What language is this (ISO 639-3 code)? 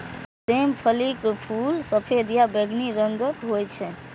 mai